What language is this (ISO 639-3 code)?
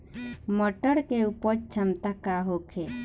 bho